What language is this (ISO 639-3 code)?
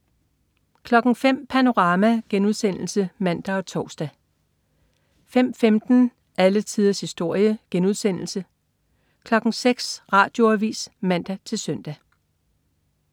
dan